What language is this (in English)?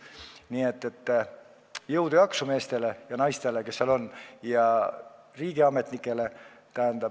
Estonian